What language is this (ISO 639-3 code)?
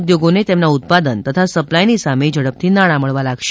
guj